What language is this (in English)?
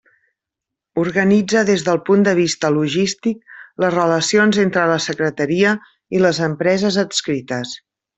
Catalan